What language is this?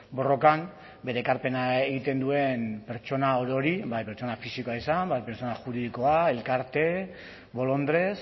Basque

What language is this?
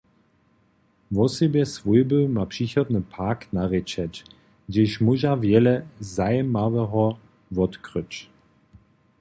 Upper Sorbian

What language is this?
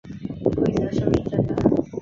Chinese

